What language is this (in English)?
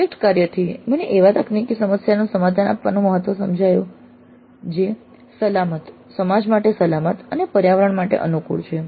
Gujarati